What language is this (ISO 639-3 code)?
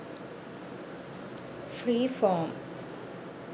sin